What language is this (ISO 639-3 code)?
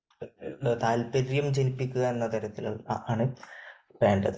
mal